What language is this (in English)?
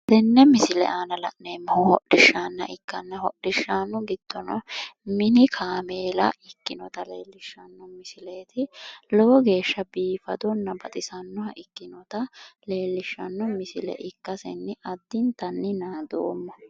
Sidamo